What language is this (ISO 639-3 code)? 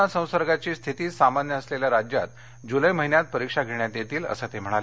mar